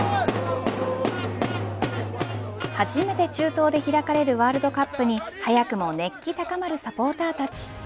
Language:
Japanese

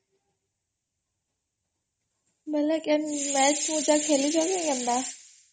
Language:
Odia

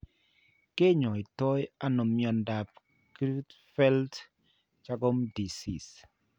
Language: Kalenjin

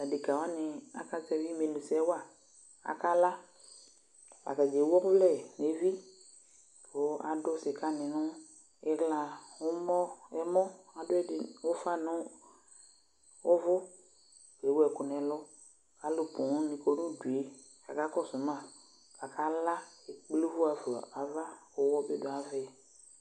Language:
Ikposo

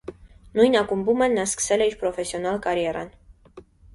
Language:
Armenian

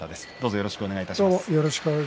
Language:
Japanese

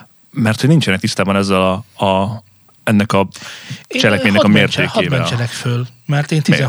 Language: Hungarian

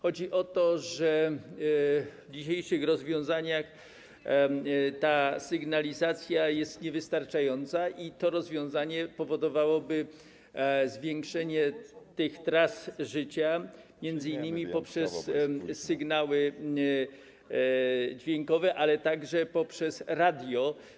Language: Polish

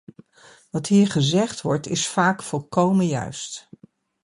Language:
Dutch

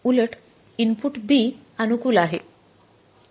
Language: Marathi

